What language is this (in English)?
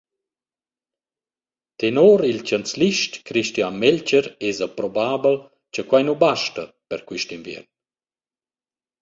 Romansh